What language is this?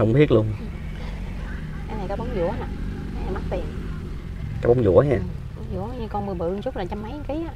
Vietnamese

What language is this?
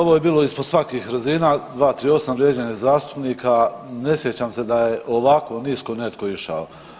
Croatian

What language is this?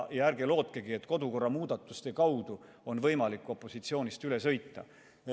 Estonian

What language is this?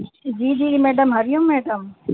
Sindhi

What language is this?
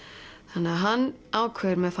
Icelandic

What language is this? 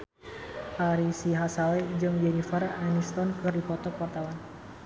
Sundanese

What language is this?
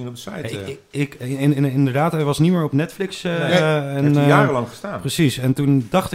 Dutch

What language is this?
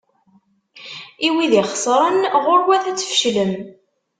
Kabyle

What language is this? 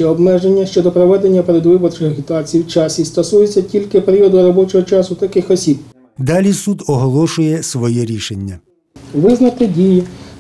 Ukrainian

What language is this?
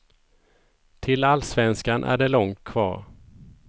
Swedish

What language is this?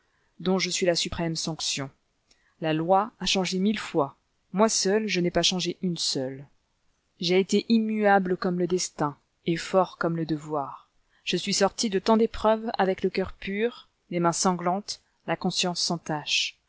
French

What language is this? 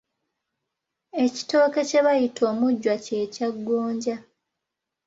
Ganda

